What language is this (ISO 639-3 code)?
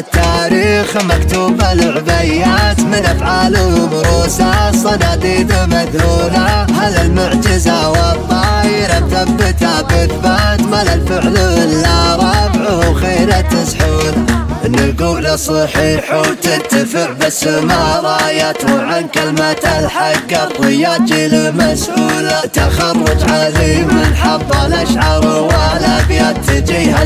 ara